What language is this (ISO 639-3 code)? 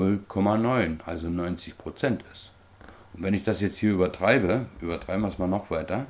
deu